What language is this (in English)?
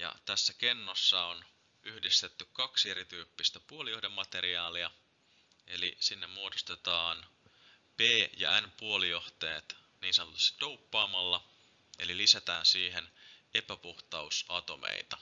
Finnish